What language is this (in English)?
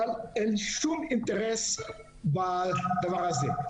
Hebrew